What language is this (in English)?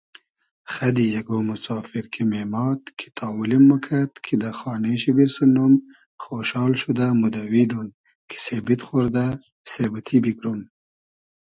Hazaragi